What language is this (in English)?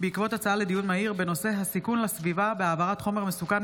Hebrew